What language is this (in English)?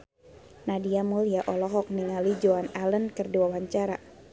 Sundanese